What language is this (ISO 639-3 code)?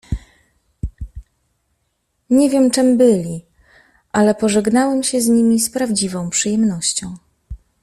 pol